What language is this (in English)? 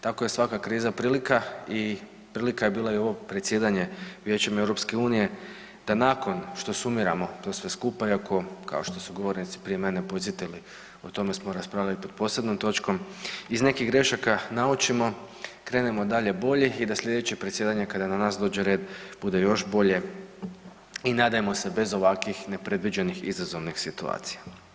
Croatian